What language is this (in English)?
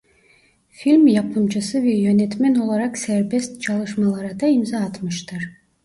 Turkish